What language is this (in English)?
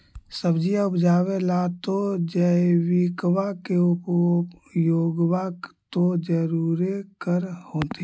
Magahi